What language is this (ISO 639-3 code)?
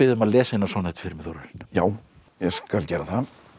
isl